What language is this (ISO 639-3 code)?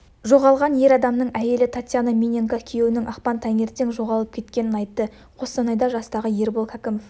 kaz